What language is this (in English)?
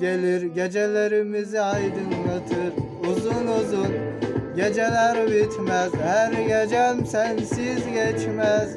Turkish